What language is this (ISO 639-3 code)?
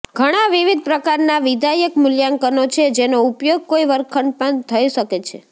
guj